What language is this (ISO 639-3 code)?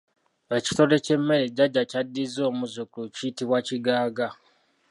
lug